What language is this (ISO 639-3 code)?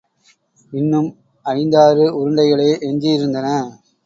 tam